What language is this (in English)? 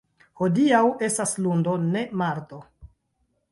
Esperanto